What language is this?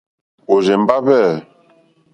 Mokpwe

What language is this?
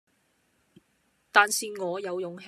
Cantonese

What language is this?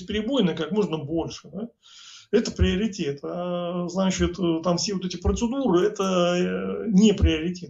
Russian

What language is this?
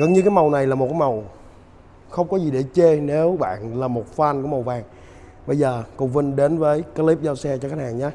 Vietnamese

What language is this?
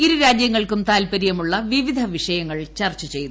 Malayalam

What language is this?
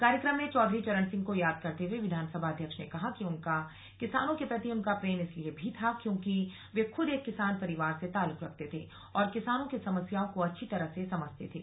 Hindi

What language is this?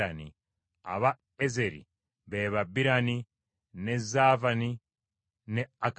Ganda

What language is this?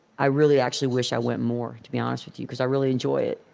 English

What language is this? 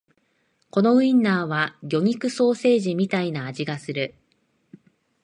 Japanese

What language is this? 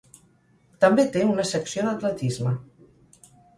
Catalan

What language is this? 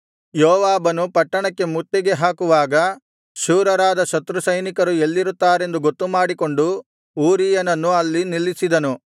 Kannada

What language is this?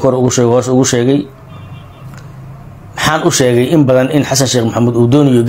Arabic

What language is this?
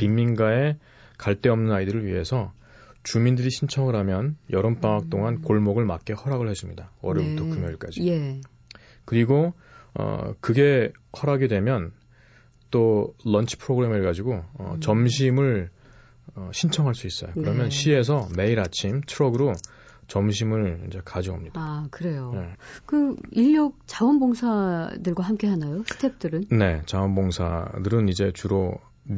Korean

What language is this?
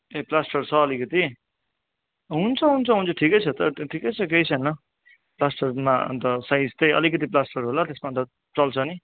Nepali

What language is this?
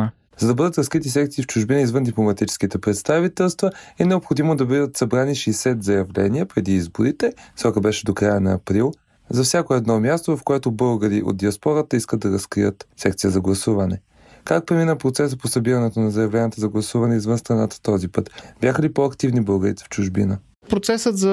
Bulgarian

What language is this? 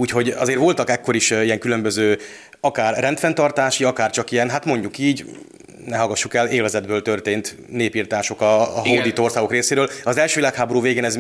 Hungarian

